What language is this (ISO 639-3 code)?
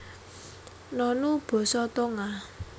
jav